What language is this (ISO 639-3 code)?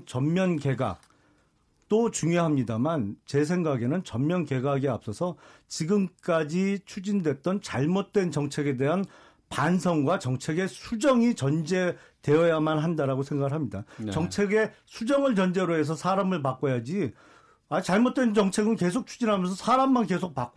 kor